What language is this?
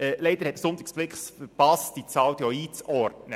Swiss German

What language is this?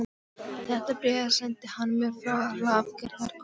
Icelandic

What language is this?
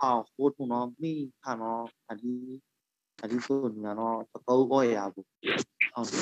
Thai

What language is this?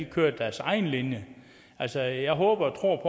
Danish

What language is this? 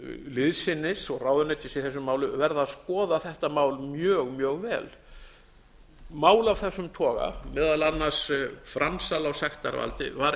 Icelandic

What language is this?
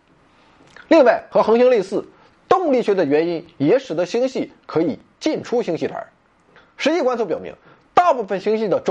Chinese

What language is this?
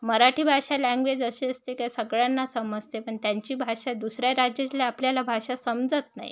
Marathi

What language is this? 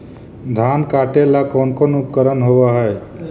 Magahi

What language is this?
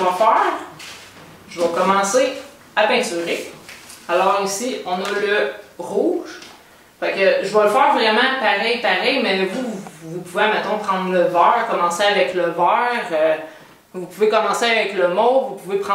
French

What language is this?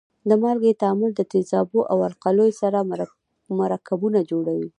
Pashto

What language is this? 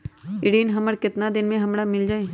Magahi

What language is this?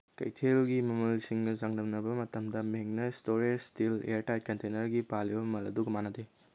Manipuri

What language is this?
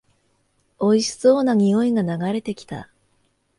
Japanese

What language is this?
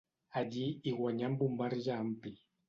Catalan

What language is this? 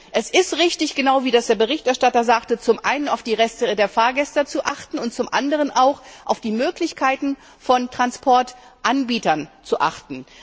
German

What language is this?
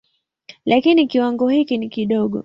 Swahili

